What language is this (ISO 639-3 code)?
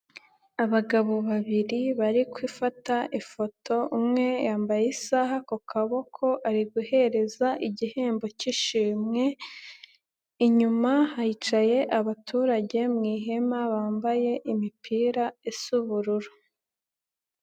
kin